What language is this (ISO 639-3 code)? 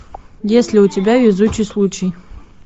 rus